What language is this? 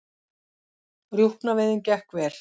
Icelandic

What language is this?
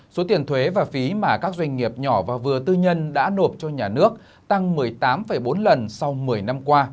Vietnamese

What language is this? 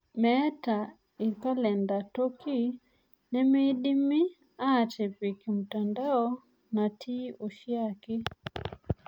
Masai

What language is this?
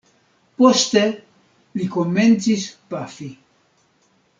Esperanto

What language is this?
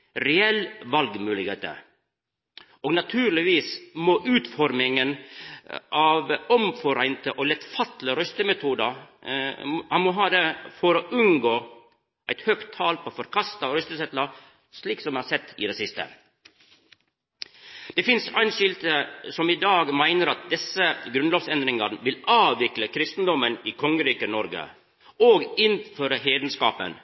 Norwegian Nynorsk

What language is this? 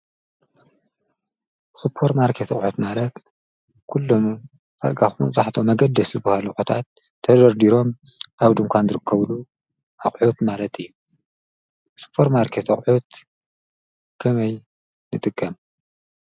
Tigrinya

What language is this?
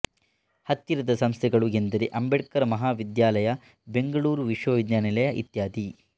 Kannada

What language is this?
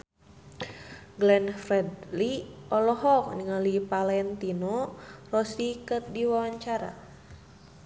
Sundanese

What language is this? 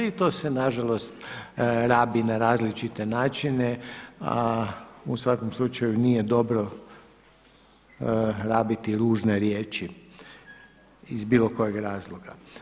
Croatian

